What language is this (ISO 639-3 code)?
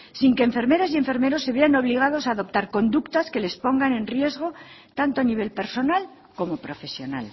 spa